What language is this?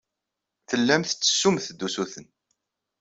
Kabyle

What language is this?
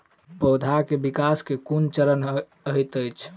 Maithili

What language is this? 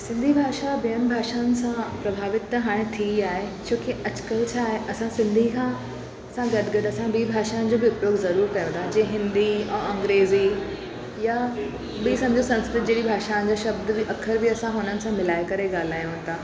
Sindhi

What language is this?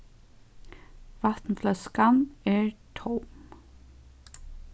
Faroese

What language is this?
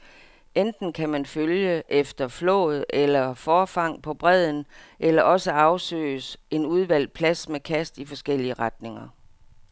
Danish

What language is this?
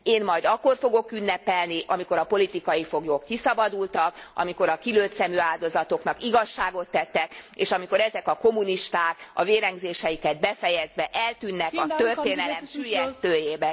Hungarian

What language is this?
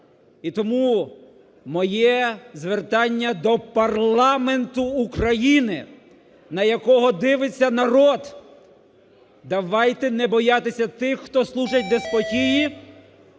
Ukrainian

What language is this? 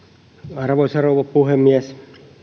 Finnish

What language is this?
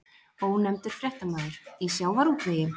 Icelandic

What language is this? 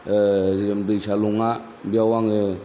Bodo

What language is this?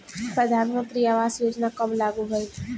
Bhojpuri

